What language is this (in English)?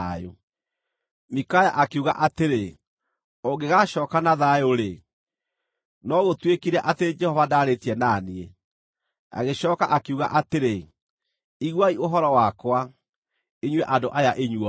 Kikuyu